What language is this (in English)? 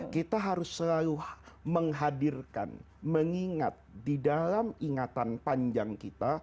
Indonesian